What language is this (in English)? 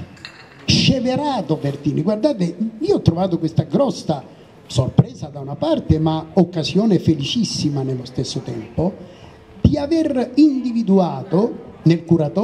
Italian